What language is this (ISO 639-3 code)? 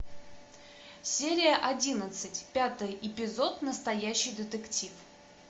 rus